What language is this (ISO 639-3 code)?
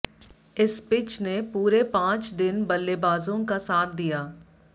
hin